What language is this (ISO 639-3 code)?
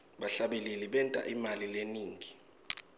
ssw